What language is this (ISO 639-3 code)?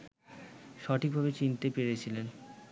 ben